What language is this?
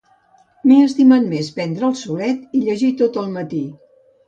Catalan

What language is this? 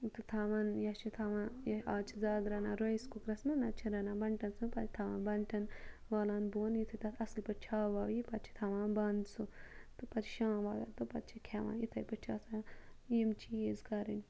Kashmiri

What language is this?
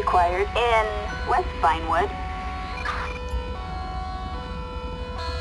Dutch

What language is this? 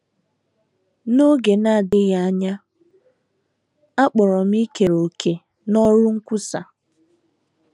Igbo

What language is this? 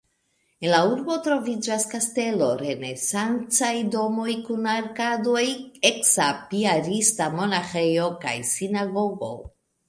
Esperanto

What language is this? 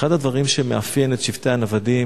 Hebrew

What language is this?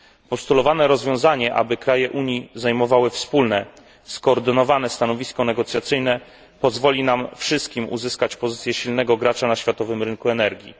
Polish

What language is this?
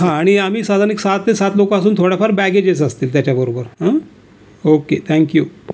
Marathi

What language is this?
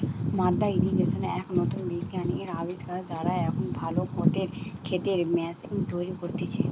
Bangla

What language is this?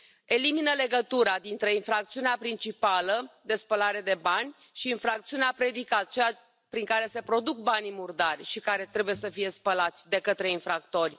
Romanian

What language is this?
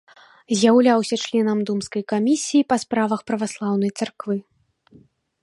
Belarusian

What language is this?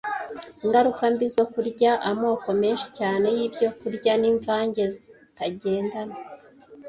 Kinyarwanda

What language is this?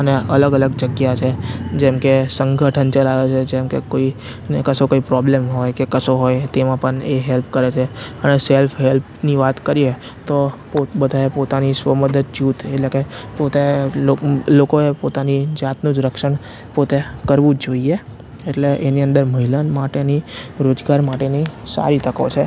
Gujarati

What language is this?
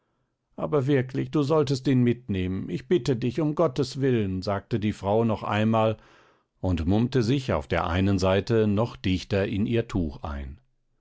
German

